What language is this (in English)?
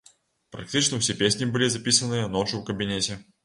Belarusian